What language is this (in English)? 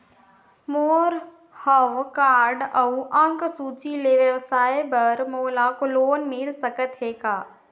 Chhattisgarhi